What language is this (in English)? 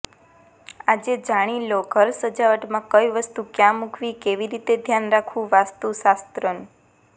Gujarati